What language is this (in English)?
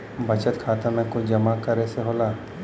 Bhojpuri